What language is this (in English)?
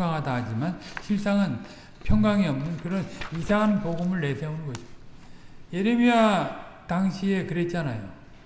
Korean